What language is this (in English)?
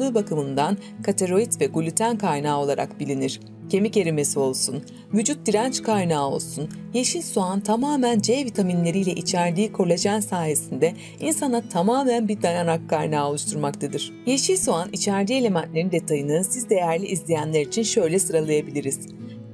Turkish